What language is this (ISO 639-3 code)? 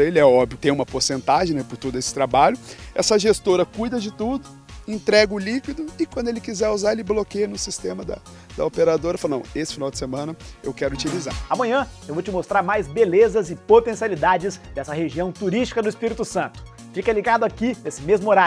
por